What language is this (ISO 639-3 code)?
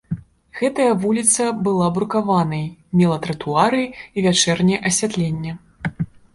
bel